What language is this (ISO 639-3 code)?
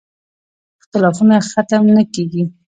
pus